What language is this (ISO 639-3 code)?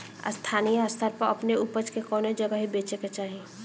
bho